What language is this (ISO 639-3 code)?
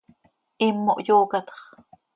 sei